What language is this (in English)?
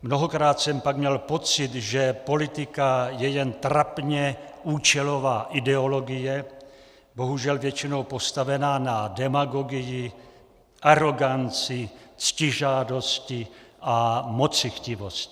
Czech